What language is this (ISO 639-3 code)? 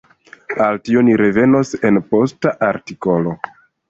epo